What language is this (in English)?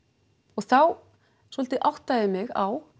Icelandic